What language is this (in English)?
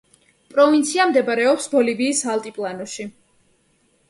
Georgian